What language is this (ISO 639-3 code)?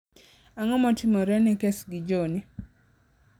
luo